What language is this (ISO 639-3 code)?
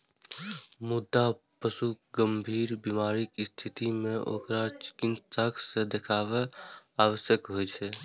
mai